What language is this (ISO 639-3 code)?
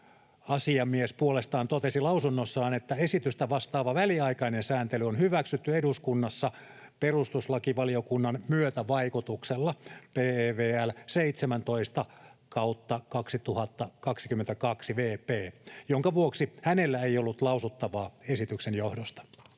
fin